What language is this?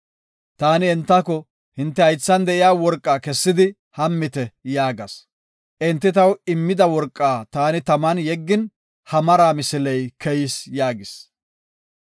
Gofa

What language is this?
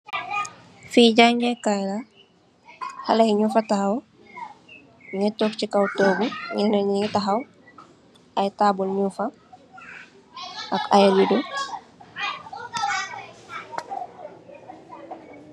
Wolof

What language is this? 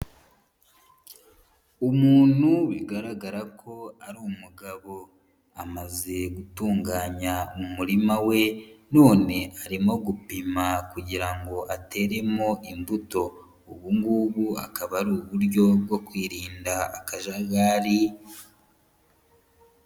Kinyarwanda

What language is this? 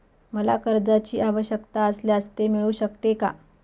Marathi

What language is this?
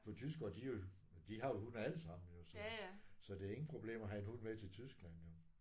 Danish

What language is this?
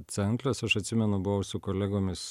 Lithuanian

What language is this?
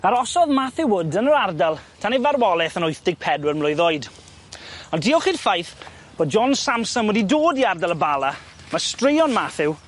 Welsh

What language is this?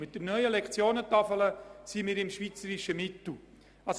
Swiss German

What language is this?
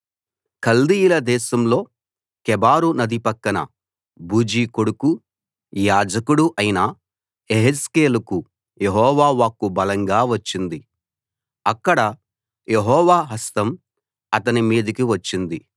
Telugu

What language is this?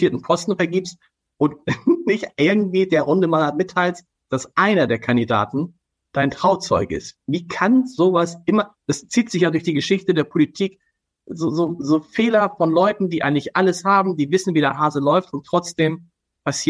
German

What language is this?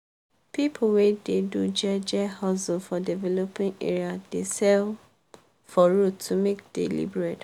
Nigerian Pidgin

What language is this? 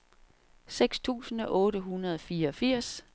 Danish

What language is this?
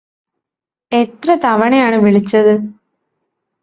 Malayalam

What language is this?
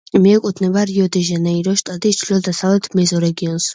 Georgian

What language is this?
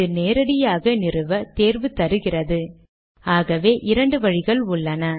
Tamil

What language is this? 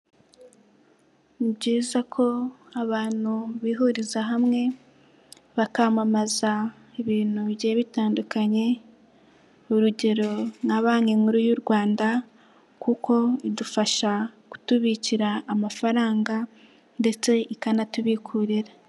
Kinyarwanda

